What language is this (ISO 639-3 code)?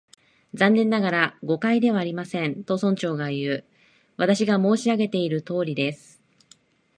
jpn